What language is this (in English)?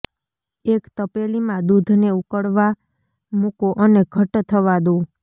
Gujarati